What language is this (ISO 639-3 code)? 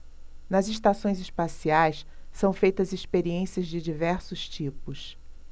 por